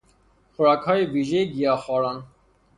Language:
Persian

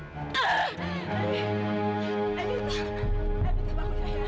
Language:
Indonesian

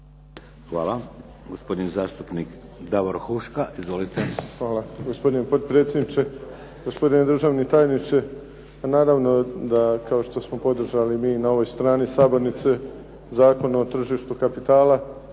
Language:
Croatian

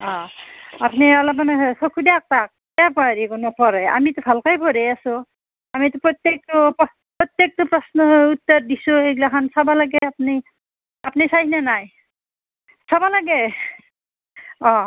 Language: Assamese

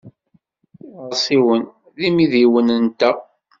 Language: Kabyle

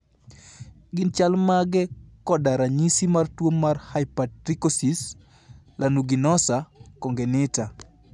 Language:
Luo (Kenya and Tanzania)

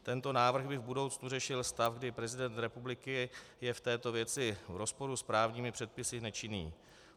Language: Czech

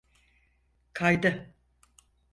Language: Turkish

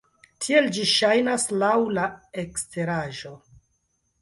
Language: Esperanto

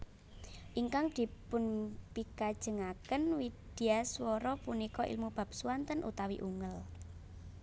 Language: Javanese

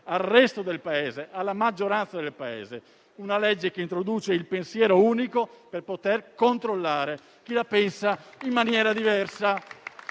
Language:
Italian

